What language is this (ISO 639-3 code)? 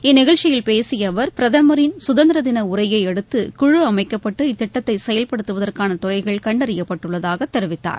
tam